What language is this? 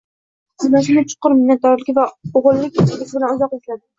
Uzbek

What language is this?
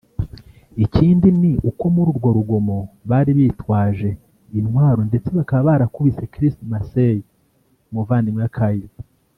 Kinyarwanda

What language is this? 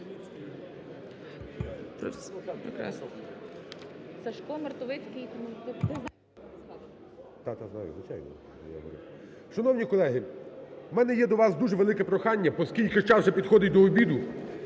Ukrainian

